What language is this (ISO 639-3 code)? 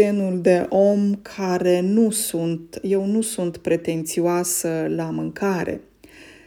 ron